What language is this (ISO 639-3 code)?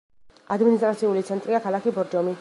kat